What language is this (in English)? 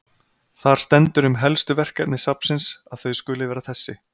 Icelandic